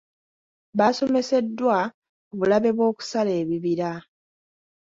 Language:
Ganda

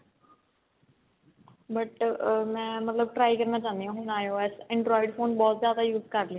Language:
Punjabi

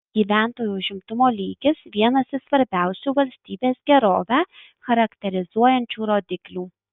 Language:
Lithuanian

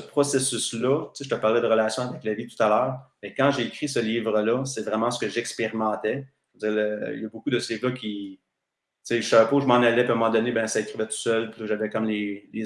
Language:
French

